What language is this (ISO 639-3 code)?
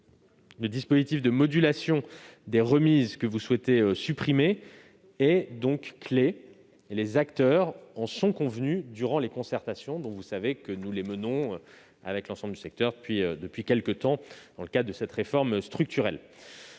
fra